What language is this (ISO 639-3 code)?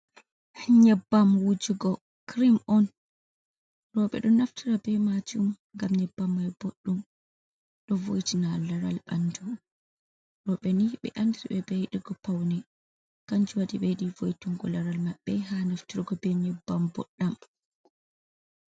ful